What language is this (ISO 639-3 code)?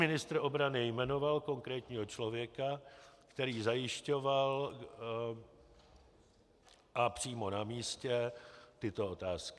ces